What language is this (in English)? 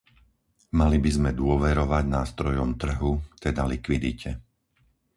Slovak